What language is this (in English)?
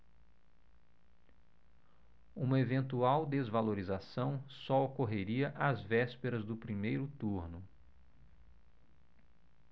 Portuguese